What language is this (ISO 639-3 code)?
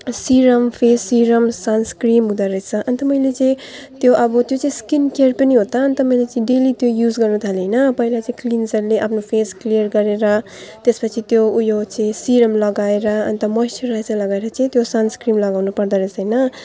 nep